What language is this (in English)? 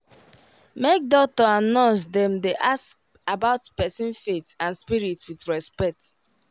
Nigerian Pidgin